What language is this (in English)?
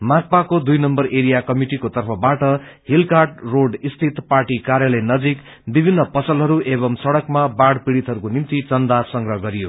Nepali